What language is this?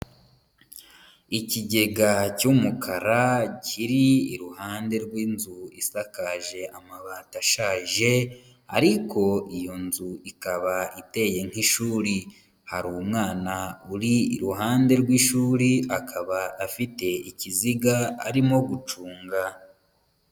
Kinyarwanda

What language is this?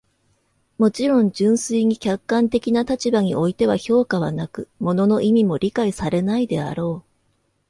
Japanese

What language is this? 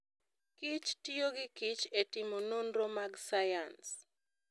Luo (Kenya and Tanzania)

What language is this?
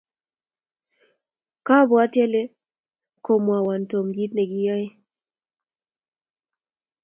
Kalenjin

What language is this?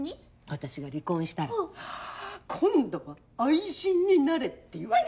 Japanese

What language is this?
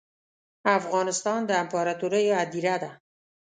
Pashto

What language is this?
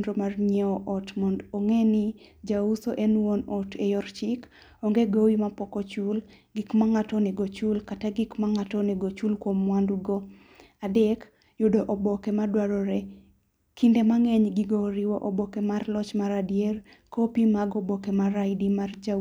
Luo (Kenya and Tanzania)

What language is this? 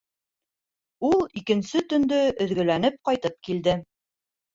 Bashkir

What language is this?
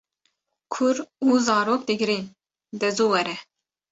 Kurdish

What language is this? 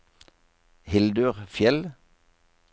Norwegian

